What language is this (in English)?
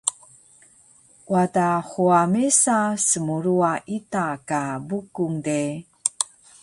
Taroko